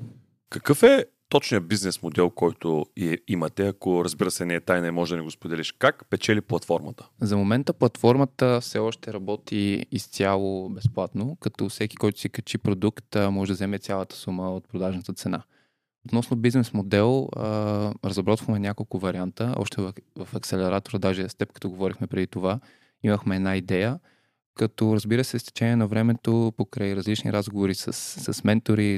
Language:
Bulgarian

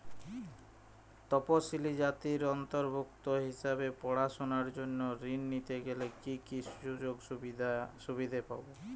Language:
Bangla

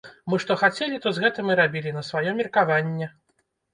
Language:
Belarusian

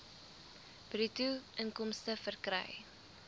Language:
Afrikaans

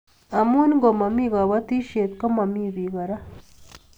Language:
Kalenjin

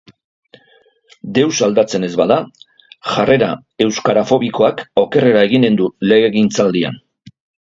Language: Basque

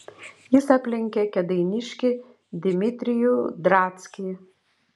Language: Lithuanian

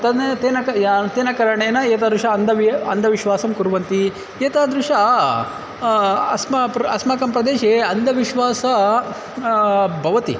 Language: Sanskrit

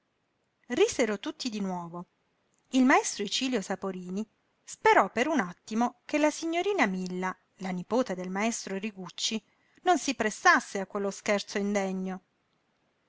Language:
Italian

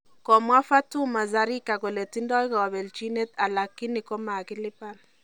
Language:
Kalenjin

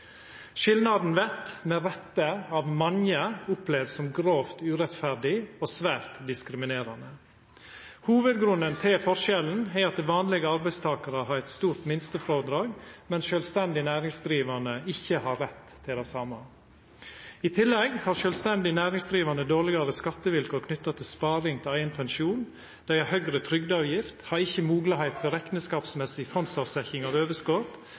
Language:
Norwegian Nynorsk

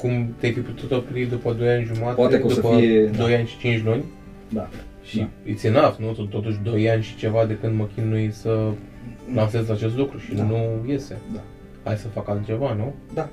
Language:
Romanian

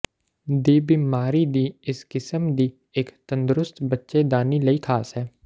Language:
Punjabi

